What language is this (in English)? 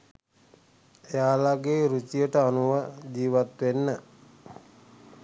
Sinhala